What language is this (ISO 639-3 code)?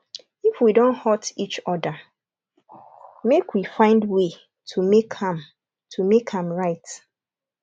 pcm